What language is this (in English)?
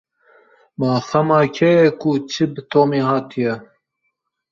Kurdish